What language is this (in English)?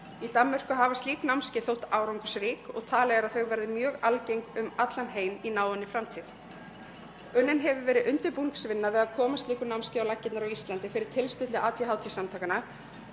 Icelandic